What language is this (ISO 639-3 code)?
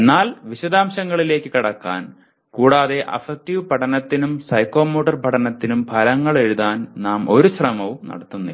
mal